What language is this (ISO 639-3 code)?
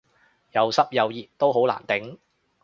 yue